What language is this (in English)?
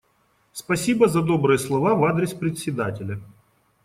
Russian